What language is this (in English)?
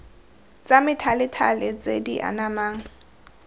Tswana